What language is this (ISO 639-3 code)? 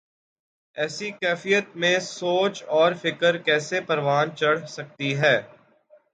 urd